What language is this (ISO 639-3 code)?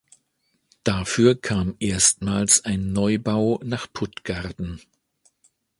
deu